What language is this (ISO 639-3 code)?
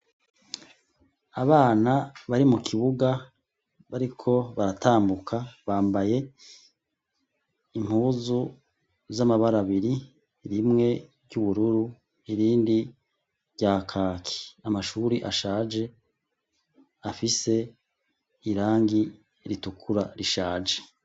run